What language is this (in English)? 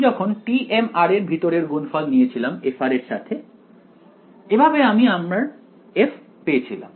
Bangla